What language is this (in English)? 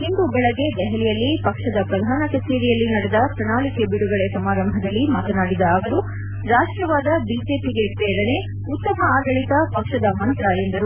Kannada